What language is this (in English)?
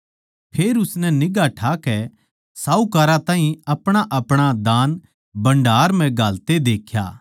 Haryanvi